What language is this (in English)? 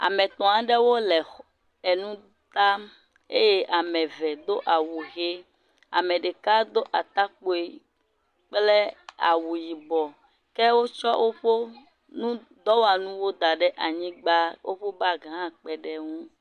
Ewe